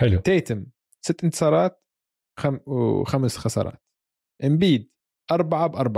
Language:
Arabic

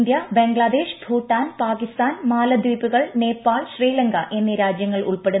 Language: Malayalam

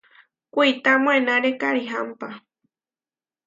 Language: Huarijio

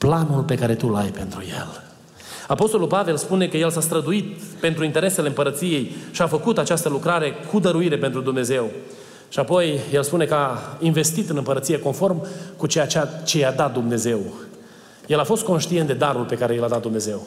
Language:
Romanian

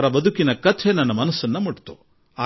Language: Kannada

